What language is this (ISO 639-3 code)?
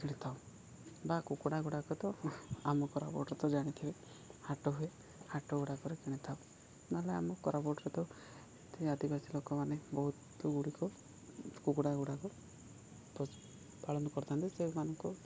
ori